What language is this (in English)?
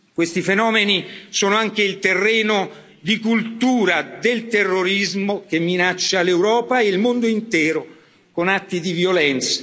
Italian